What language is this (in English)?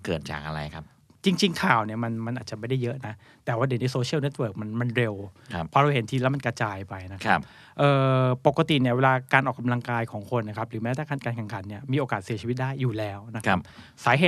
Thai